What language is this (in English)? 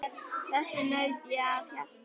Icelandic